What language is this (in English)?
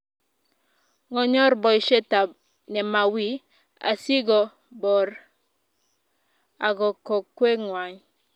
Kalenjin